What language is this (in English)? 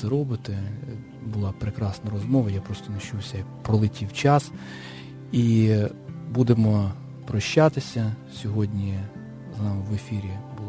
Ukrainian